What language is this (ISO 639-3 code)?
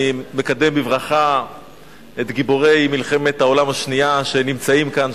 heb